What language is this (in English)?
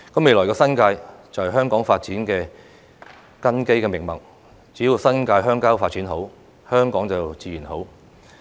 Cantonese